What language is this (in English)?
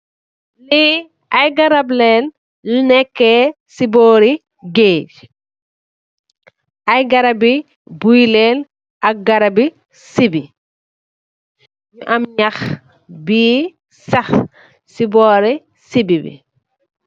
Wolof